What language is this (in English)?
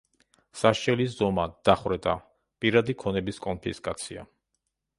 Georgian